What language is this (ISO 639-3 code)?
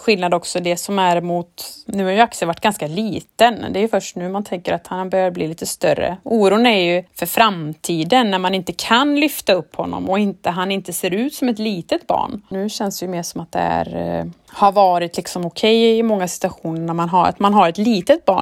swe